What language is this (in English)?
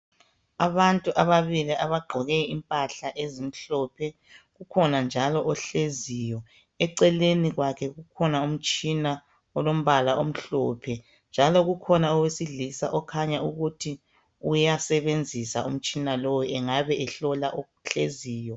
North Ndebele